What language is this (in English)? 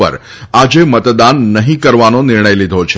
Gujarati